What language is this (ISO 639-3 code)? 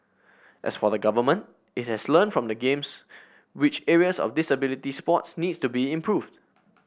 eng